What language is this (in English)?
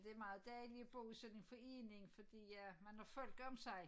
Danish